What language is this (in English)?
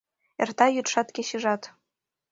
Mari